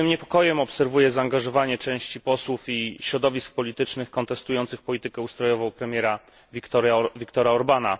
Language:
Polish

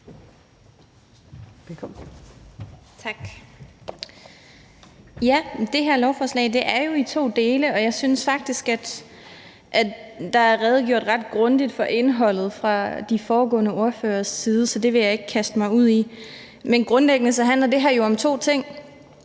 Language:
Danish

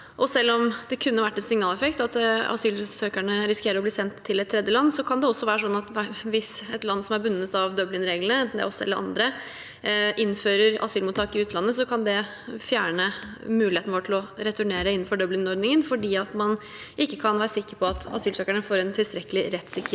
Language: Norwegian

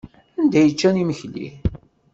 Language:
Kabyle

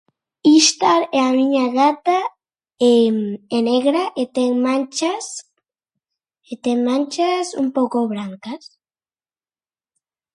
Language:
Galician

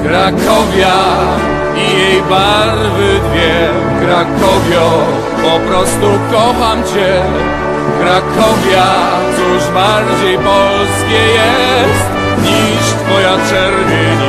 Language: Polish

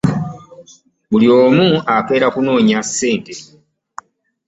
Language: Ganda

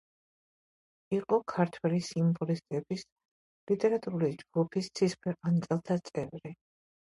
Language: Georgian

